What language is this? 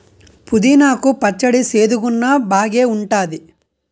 Telugu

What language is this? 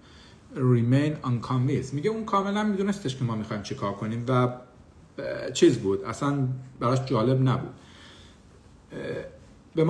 Persian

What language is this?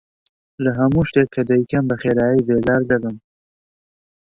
Central Kurdish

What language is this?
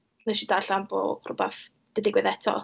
Welsh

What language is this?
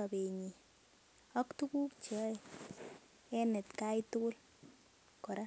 Kalenjin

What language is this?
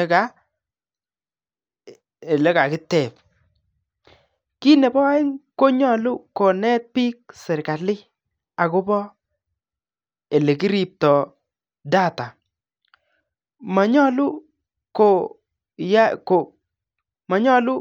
Kalenjin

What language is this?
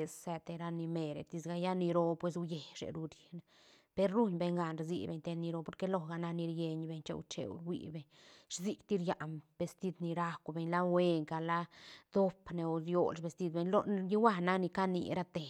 Santa Catarina Albarradas Zapotec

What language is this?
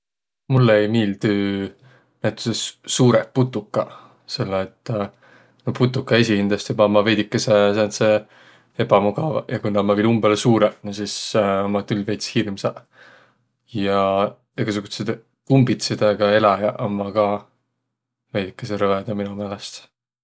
Võro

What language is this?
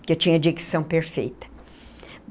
Portuguese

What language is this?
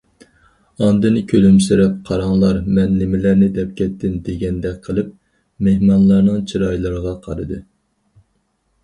Uyghur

